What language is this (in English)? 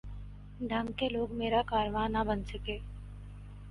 Urdu